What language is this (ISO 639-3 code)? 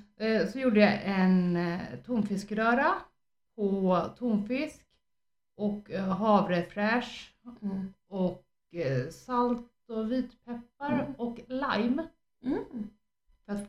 swe